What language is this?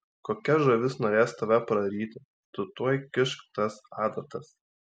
Lithuanian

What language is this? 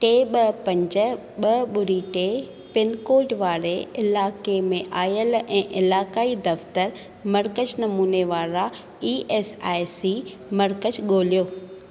Sindhi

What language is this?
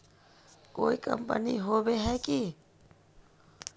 Magahi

